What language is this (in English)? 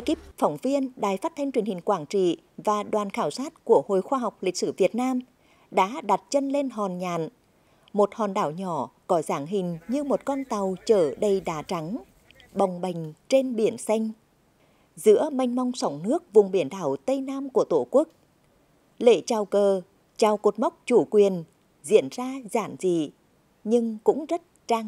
Vietnamese